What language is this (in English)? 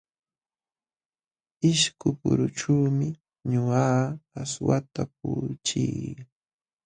Jauja Wanca Quechua